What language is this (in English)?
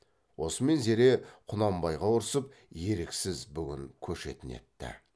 Kazakh